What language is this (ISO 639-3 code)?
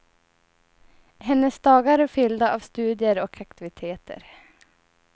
swe